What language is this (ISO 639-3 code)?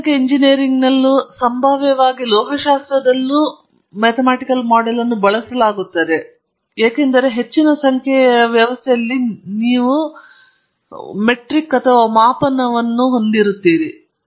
kan